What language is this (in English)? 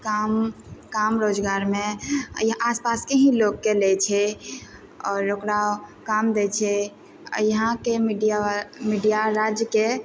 Maithili